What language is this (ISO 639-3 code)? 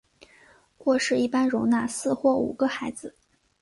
zho